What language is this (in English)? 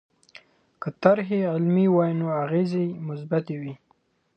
Pashto